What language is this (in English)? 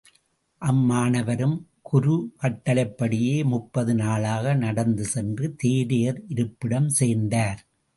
Tamil